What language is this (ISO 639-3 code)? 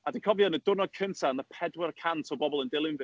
cym